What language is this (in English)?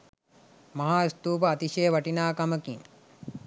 Sinhala